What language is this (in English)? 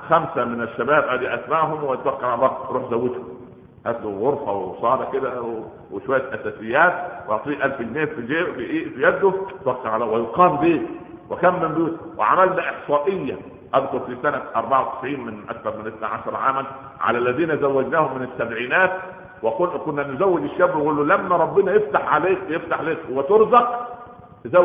Arabic